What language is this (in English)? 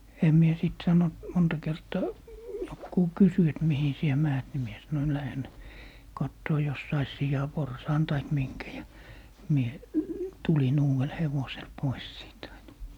Finnish